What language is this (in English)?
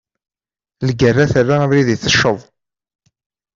Kabyle